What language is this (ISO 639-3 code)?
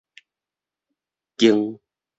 nan